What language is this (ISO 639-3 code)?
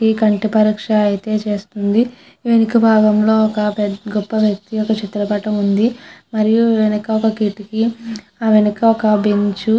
tel